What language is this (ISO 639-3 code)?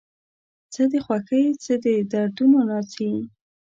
pus